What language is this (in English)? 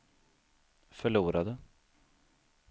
Swedish